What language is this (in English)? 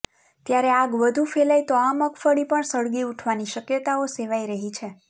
Gujarati